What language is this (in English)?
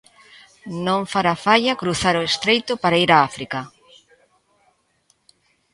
Galician